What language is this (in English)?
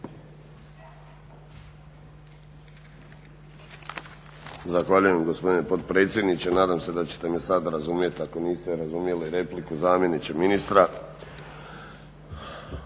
Croatian